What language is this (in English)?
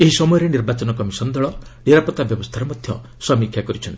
Odia